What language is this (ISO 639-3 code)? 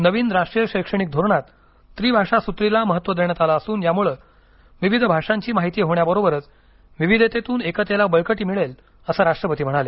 mar